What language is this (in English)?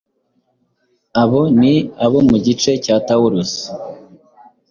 Kinyarwanda